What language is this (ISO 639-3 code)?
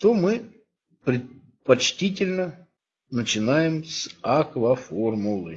rus